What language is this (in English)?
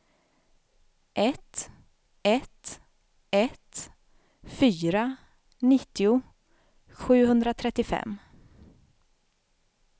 Swedish